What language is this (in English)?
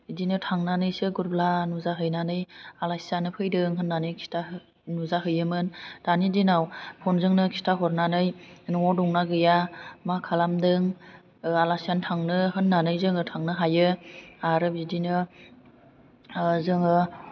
Bodo